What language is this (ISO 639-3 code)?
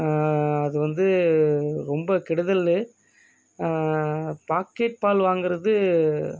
tam